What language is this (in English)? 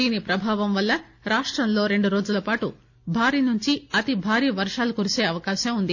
Telugu